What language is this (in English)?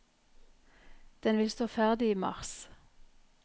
Norwegian